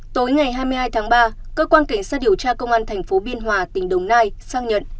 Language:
Vietnamese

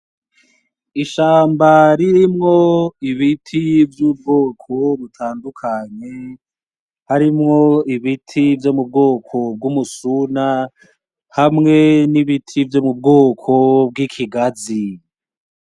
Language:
Rundi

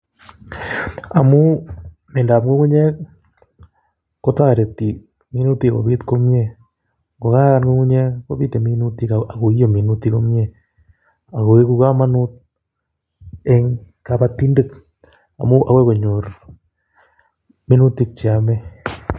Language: Kalenjin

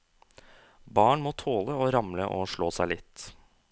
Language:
Norwegian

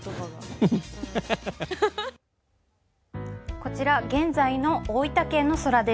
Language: Japanese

